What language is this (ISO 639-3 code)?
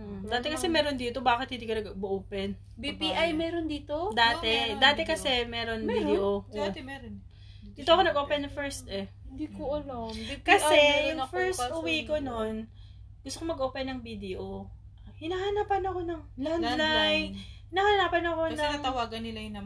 fil